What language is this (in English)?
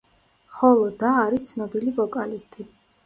Georgian